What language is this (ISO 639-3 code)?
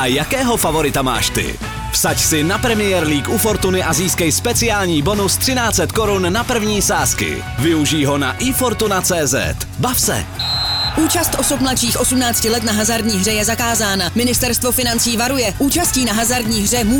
ces